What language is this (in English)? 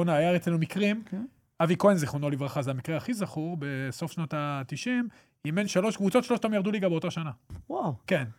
Hebrew